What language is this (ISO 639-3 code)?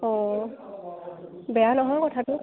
asm